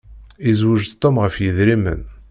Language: Kabyle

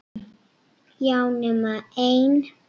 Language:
Icelandic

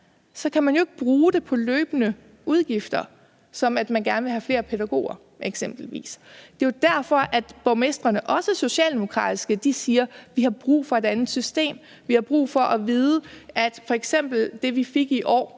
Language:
Danish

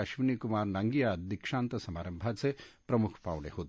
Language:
Marathi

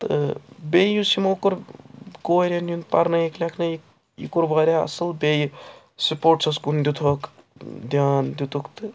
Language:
Kashmiri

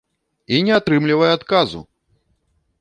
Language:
Belarusian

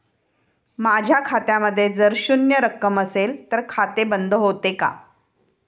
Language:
Marathi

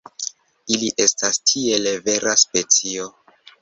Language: Esperanto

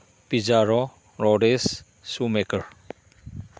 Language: Manipuri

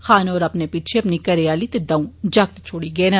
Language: Dogri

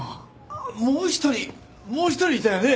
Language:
Japanese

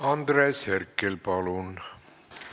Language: Estonian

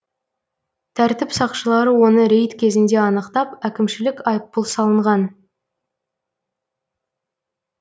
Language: Kazakh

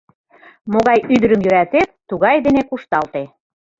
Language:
Mari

